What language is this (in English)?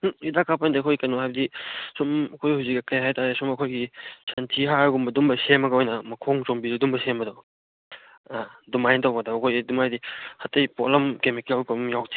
Manipuri